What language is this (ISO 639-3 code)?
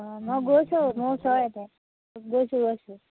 asm